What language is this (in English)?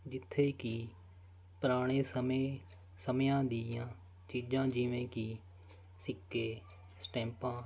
Punjabi